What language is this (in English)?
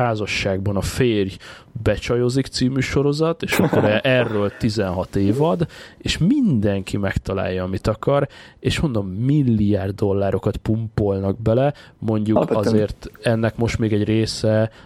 Hungarian